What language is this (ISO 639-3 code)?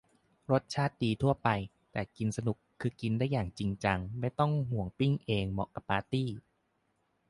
tha